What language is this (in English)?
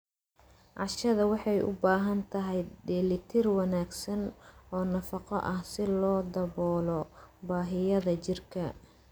Somali